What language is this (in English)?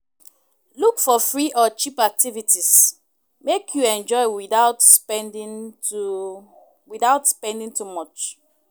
Nigerian Pidgin